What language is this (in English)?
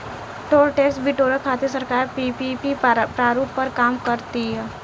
Bhojpuri